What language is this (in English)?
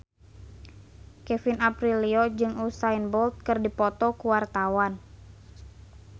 Sundanese